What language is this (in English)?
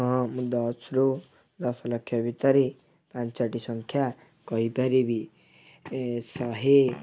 Odia